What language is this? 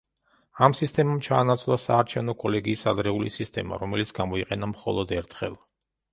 Georgian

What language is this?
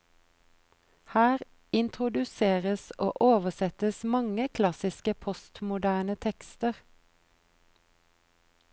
Norwegian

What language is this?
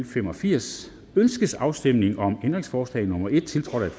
Danish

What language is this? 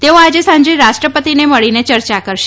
Gujarati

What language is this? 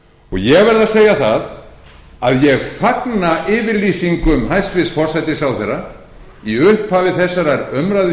Icelandic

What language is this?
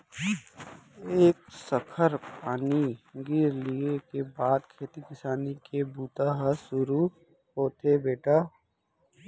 Chhattisgarhi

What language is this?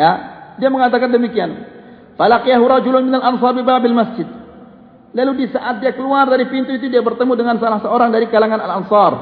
Malay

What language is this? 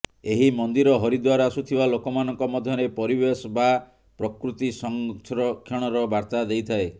Odia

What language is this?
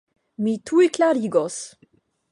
Esperanto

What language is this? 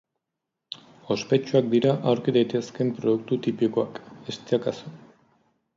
Basque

